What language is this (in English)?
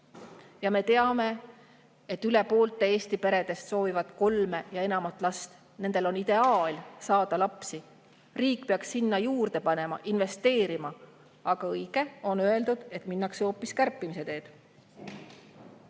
Estonian